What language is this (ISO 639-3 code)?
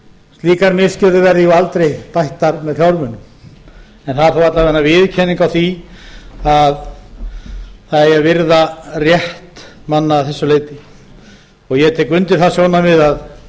isl